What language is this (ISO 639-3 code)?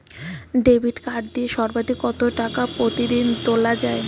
ben